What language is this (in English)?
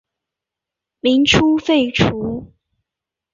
Chinese